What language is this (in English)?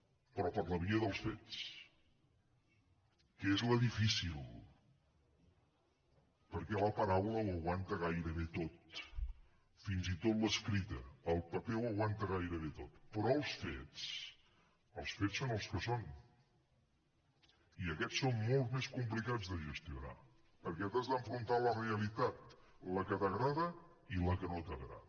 Catalan